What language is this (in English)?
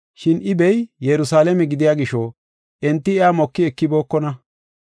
Gofa